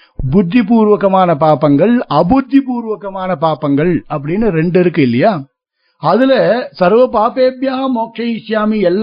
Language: Tamil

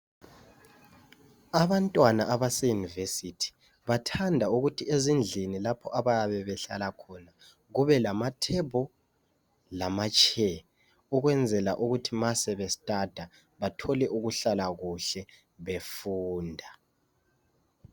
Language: North Ndebele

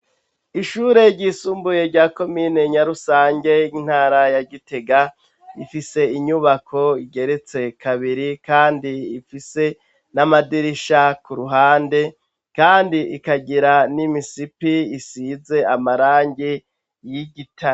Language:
Rundi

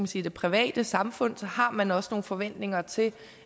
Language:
Danish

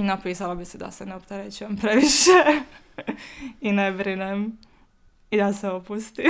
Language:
Croatian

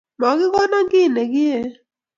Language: Kalenjin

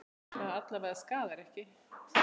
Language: Icelandic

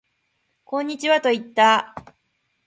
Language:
Japanese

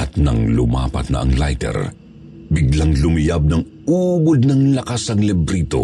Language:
Filipino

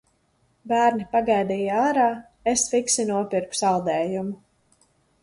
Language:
Latvian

